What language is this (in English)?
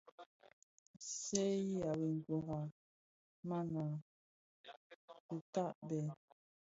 Bafia